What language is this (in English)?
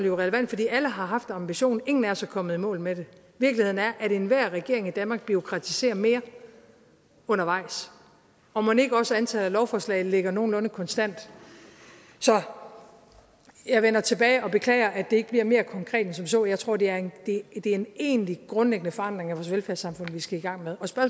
Danish